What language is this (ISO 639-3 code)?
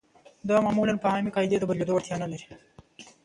pus